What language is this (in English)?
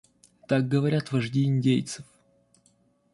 Russian